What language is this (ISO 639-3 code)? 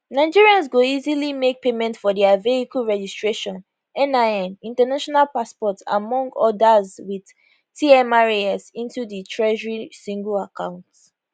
pcm